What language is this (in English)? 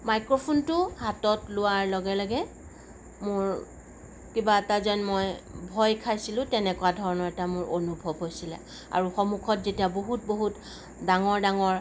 Assamese